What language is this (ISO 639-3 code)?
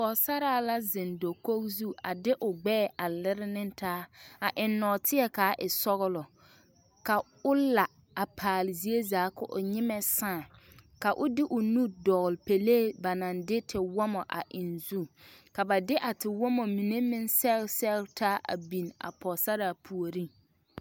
dga